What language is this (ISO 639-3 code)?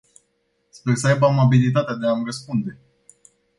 ron